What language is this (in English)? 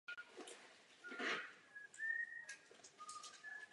Czech